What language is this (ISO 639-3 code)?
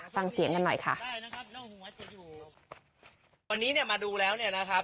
tha